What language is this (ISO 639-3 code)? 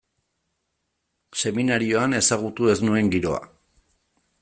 eus